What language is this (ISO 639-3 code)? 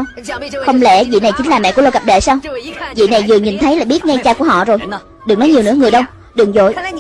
vie